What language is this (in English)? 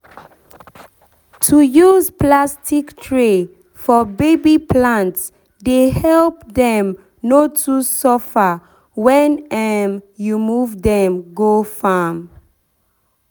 Nigerian Pidgin